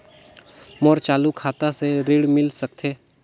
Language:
Chhattisgarhi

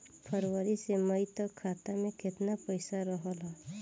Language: Bhojpuri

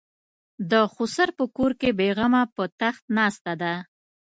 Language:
Pashto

